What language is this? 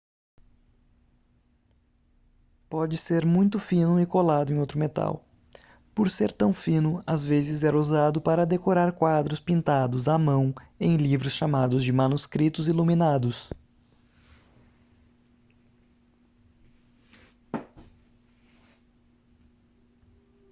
Portuguese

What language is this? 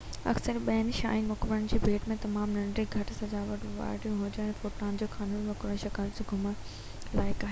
Sindhi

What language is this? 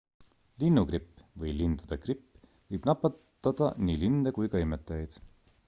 Estonian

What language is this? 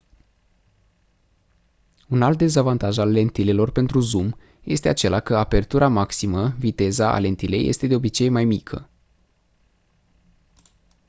Romanian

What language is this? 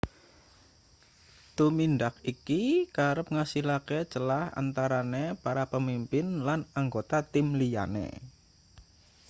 Javanese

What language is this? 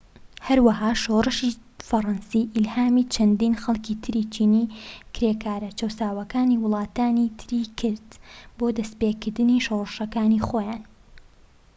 Central Kurdish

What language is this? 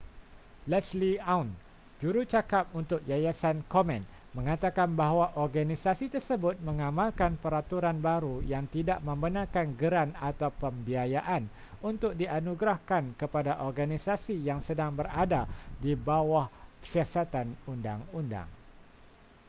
Malay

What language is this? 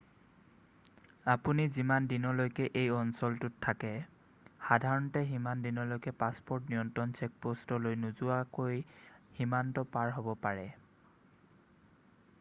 Assamese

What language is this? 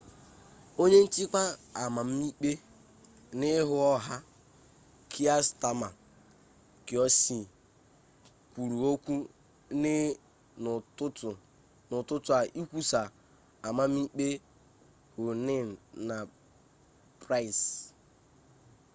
Igbo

